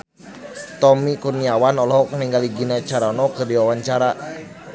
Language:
Sundanese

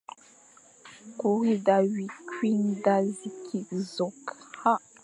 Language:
Fang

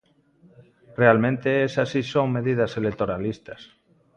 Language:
Galician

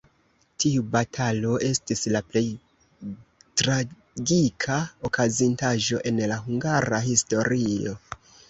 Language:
Esperanto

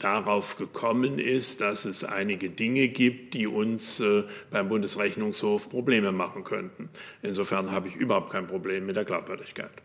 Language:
German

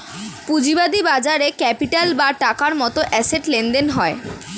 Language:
Bangla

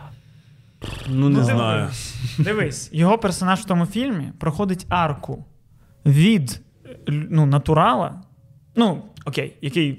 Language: Ukrainian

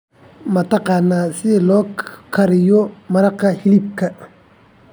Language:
Somali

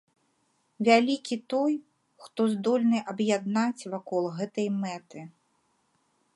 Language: Belarusian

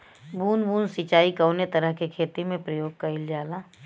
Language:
Bhojpuri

